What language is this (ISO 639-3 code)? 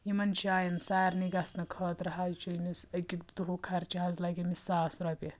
kas